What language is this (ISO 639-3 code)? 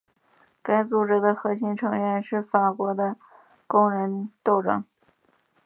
zho